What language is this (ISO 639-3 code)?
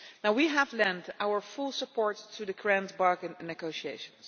eng